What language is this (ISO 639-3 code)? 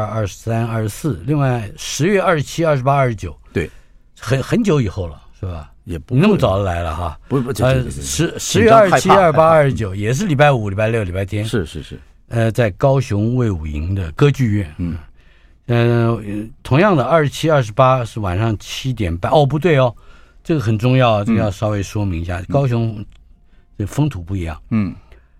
zho